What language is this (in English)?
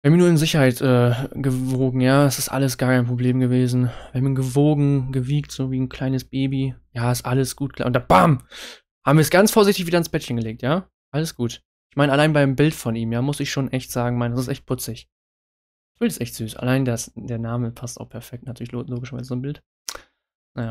German